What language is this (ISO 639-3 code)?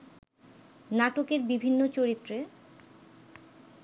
ben